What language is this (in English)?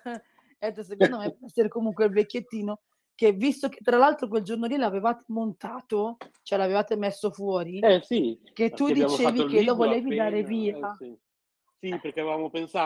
Italian